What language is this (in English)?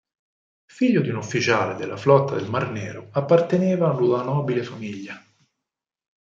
Italian